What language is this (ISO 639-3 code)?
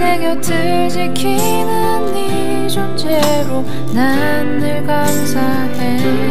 kor